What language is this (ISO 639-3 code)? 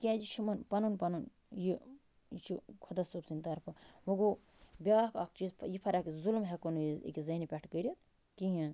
kas